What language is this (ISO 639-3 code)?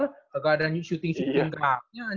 ind